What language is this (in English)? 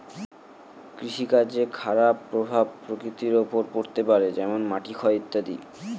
Bangla